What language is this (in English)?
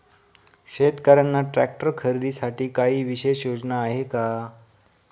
Marathi